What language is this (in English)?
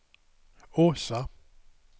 Swedish